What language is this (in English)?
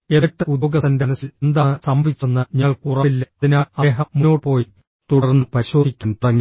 Malayalam